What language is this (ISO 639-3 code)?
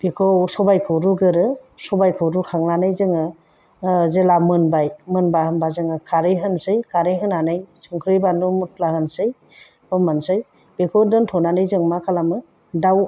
brx